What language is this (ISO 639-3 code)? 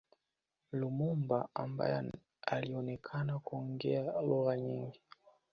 swa